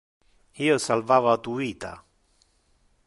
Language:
Interlingua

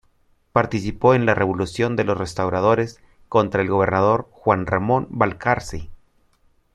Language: Spanish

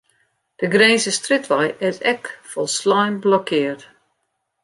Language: Western Frisian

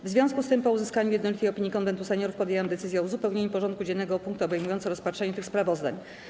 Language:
Polish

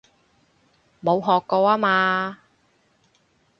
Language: Cantonese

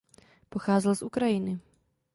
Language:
Czech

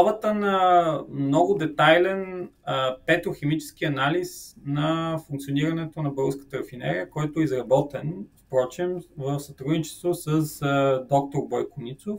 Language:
Bulgarian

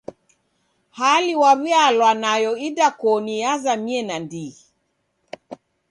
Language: Taita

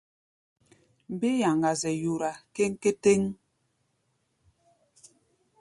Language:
Gbaya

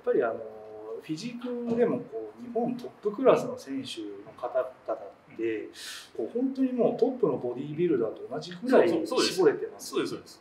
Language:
Japanese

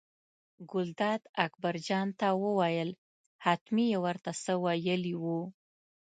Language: Pashto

